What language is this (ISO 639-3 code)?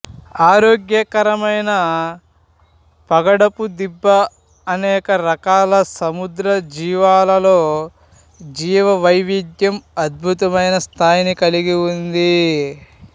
tel